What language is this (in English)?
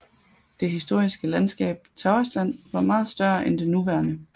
Danish